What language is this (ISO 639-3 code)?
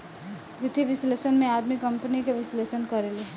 bho